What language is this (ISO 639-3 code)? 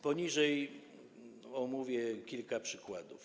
pol